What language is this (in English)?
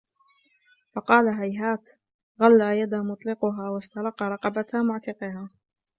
Arabic